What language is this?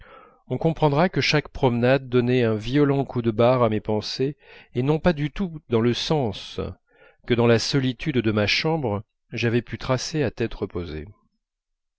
French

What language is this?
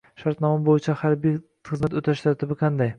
Uzbek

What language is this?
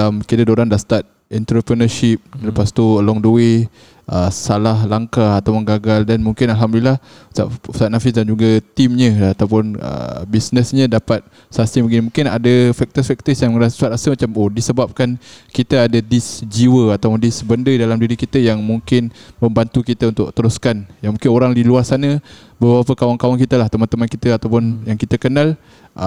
Malay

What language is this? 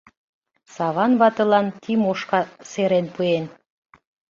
Mari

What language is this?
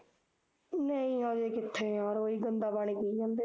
Punjabi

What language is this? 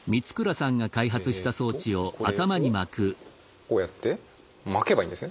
Japanese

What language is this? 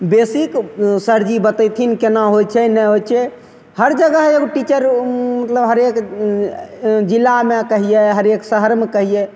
Maithili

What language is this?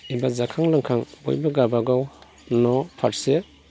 Bodo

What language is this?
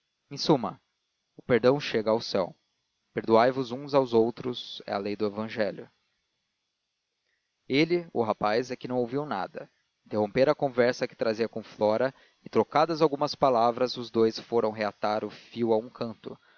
Portuguese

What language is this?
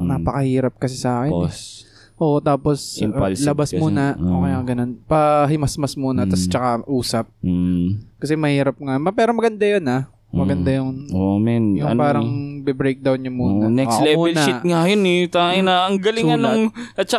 Filipino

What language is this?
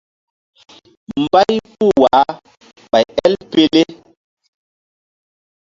Mbum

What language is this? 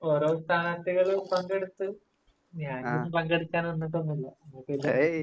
Malayalam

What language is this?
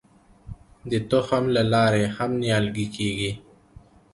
Pashto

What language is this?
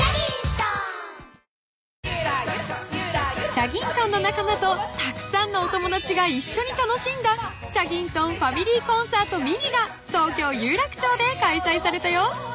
Japanese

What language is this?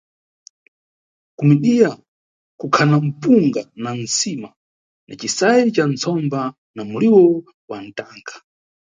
Nyungwe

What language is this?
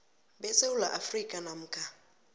South Ndebele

